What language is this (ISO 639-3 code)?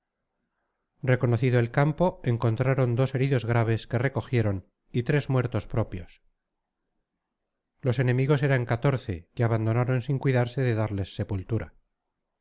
spa